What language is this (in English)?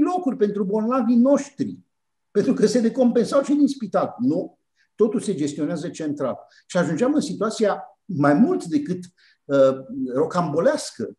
Romanian